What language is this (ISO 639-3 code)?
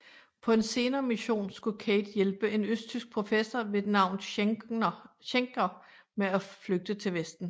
dan